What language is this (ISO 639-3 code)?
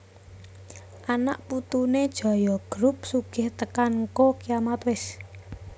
jav